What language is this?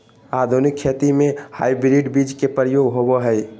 Magahi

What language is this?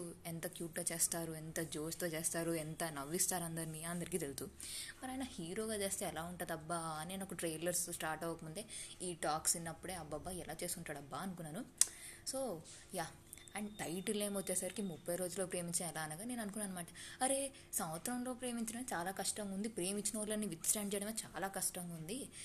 Telugu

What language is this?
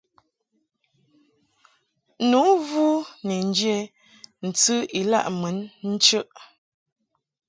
Mungaka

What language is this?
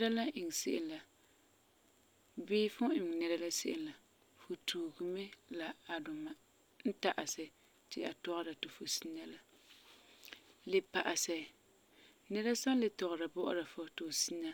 Frafra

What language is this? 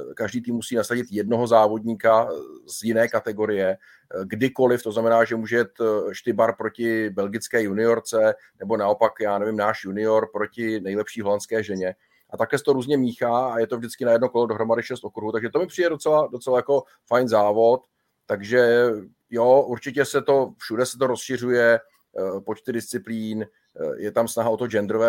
Czech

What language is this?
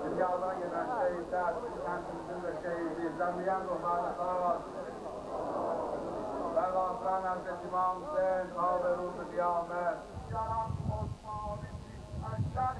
Turkish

